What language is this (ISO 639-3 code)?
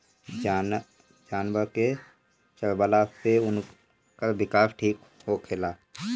bho